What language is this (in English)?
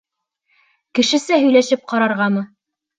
Bashkir